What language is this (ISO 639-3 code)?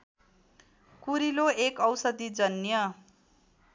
nep